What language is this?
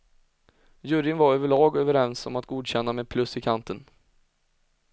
Swedish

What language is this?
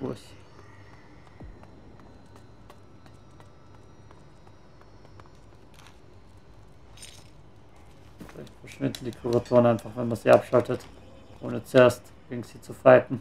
German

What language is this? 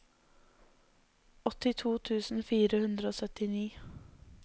Norwegian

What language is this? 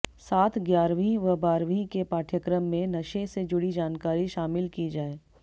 Hindi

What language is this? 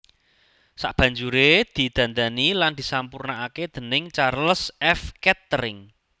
Javanese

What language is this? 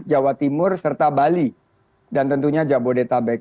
Indonesian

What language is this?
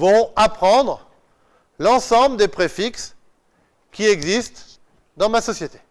French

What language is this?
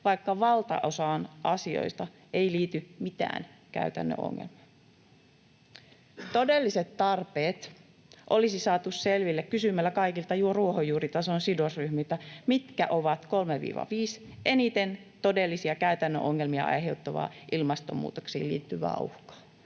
Finnish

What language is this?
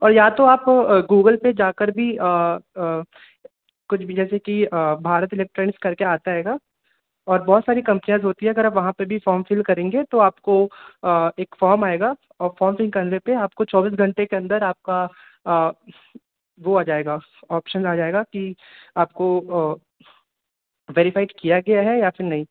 Hindi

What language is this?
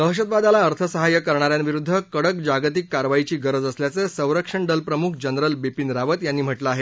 Marathi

